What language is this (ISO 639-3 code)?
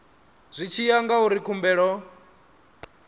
ven